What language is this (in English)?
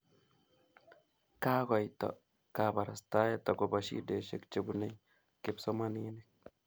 Kalenjin